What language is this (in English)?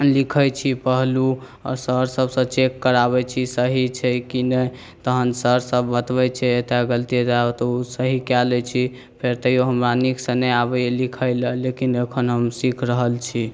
Maithili